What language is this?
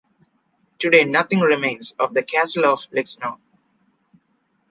English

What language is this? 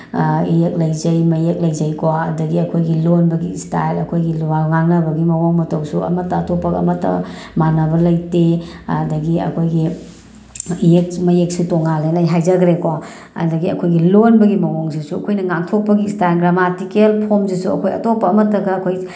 Manipuri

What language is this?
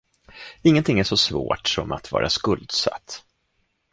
Swedish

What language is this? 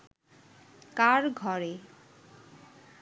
Bangla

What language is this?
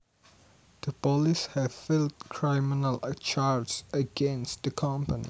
Javanese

